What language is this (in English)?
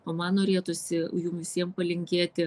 Lithuanian